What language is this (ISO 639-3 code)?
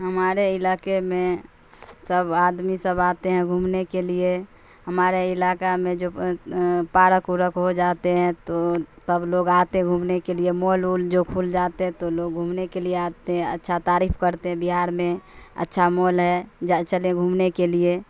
urd